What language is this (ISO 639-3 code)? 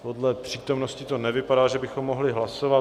ces